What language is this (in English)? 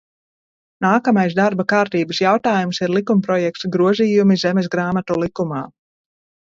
Latvian